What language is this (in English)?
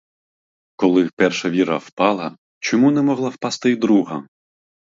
Ukrainian